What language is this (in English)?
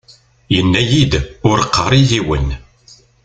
Kabyle